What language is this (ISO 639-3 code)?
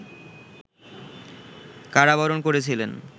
ben